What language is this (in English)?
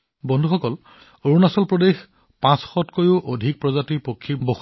Assamese